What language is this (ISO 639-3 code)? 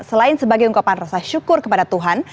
ind